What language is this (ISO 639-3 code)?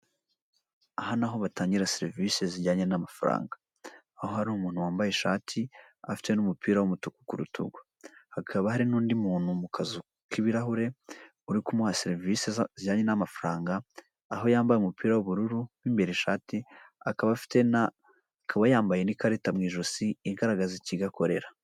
kin